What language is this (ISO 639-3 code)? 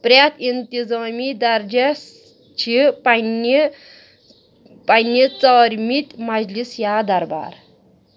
kas